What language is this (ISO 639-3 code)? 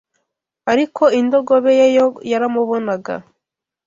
kin